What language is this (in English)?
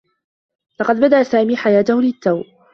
Arabic